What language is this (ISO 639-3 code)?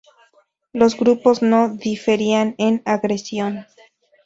spa